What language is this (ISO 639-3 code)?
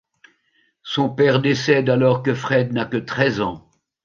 fra